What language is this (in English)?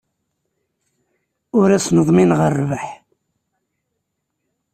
Kabyle